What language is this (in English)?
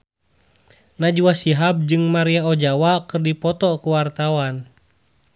Sundanese